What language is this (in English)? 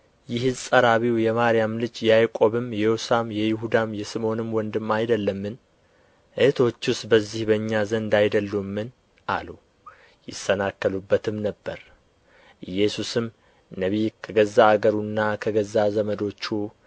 Amharic